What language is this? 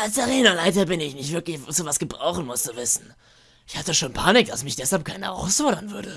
German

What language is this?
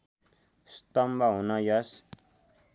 Nepali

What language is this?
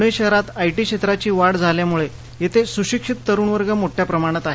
Marathi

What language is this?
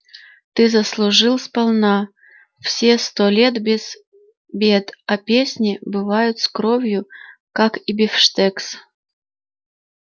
Russian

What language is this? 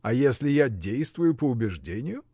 Russian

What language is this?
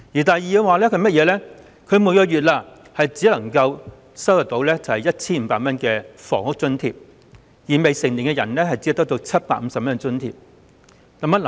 Cantonese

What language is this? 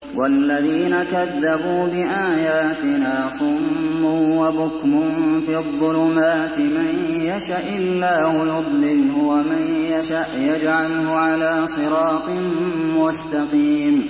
Arabic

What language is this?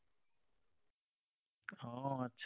Assamese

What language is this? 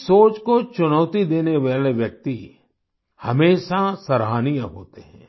Hindi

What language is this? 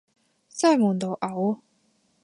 Cantonese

